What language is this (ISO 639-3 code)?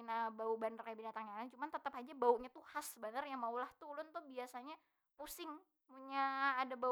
bjn